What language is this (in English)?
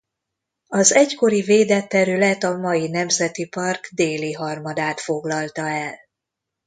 Hungarian